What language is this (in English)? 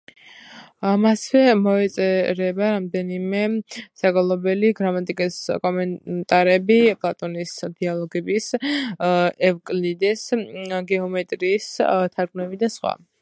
Georgian